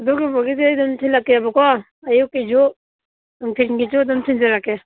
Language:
Manipuri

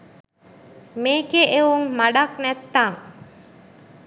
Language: Sinhala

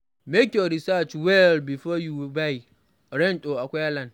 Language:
Nigerian Pidgin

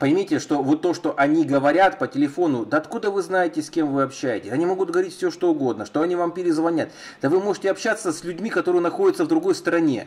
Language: Russian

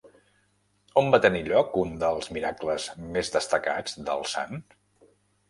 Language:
Catalan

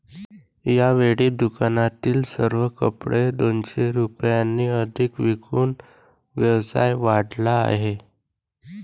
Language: Marathi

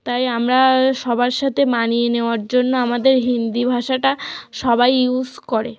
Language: Bangla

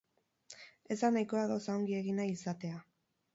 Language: Basque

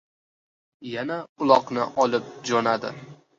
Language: Uzbek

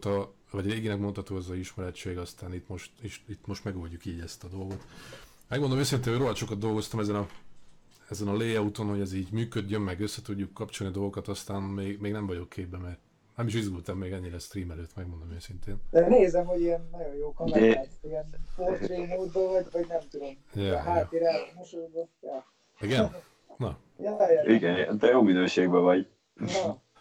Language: Hungarian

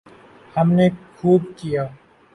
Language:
Urdu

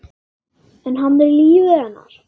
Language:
Icelandic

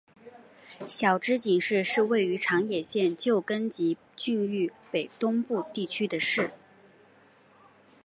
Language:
Chinese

